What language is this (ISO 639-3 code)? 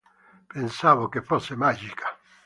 ita